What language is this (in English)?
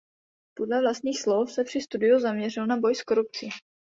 Czech